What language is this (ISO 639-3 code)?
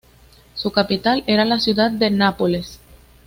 spa